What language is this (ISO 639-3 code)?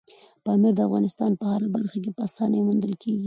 pus